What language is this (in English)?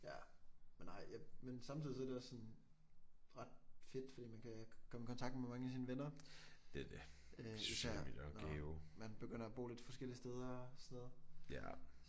Danish